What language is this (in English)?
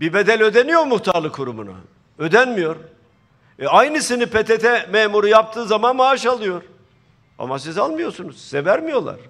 Turkish